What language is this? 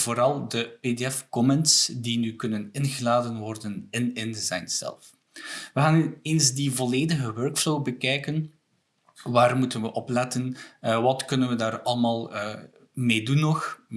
Dutch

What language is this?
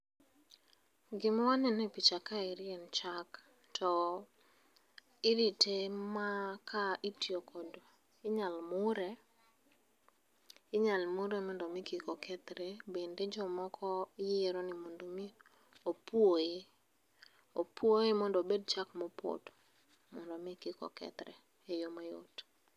Luo (Kenya and Tanzania)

